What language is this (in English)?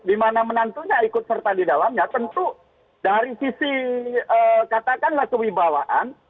Indonesian